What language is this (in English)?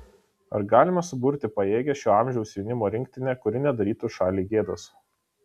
Lithuanian